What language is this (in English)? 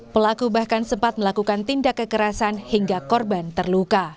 Indonesian